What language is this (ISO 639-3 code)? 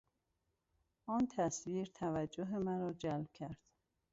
fas